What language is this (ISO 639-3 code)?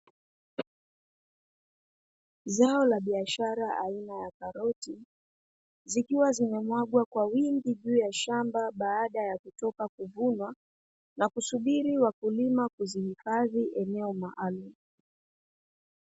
swa